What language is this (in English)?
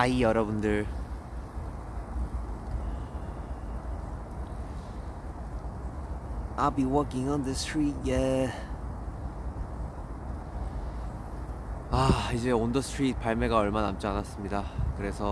Korean